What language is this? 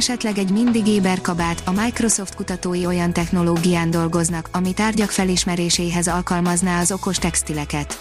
Hungarian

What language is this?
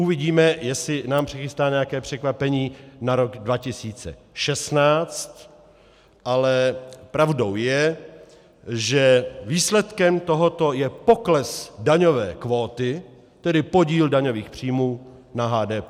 Czech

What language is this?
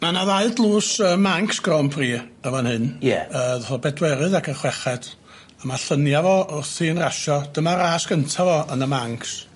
Welsh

